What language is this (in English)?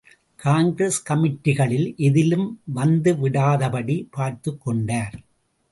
Tamil